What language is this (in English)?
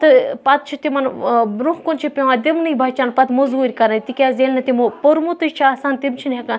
Kashmiri